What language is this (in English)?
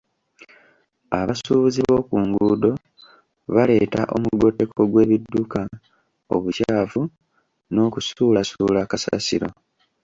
Ganda